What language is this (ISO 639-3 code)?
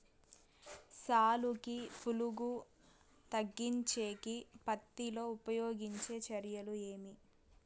tel